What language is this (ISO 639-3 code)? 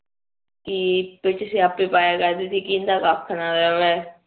pan